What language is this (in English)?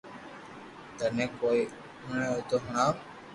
Loarki